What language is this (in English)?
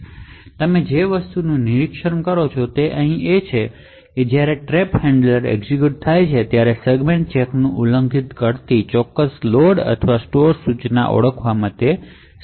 Gujarati